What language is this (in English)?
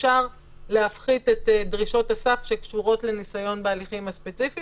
Hebrew